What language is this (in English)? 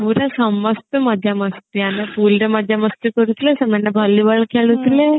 Odia